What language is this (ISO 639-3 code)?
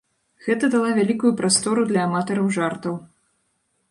bel